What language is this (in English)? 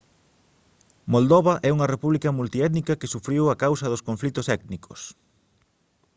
Galician